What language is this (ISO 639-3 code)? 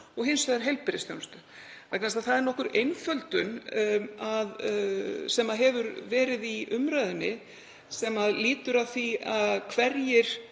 isl